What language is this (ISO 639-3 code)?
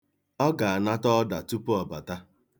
ibo